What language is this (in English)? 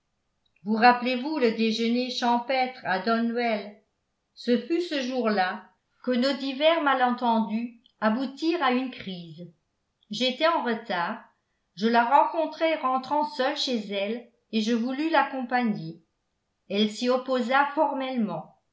French